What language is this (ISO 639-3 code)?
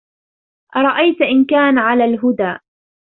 ara